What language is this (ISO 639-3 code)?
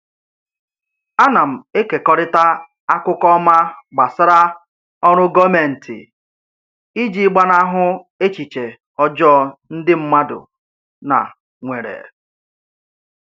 ibo